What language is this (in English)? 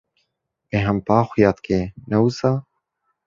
Kurdish